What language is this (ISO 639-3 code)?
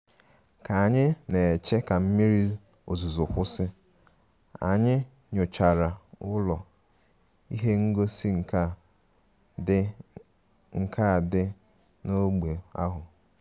ibo